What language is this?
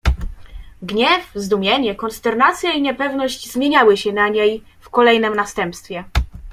Polish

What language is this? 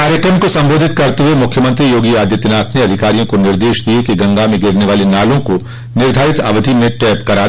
Hindi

